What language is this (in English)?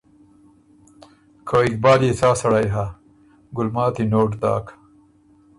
Ormuri